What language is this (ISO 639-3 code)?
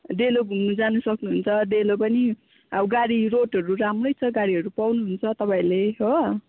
nep